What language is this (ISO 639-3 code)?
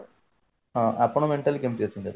ori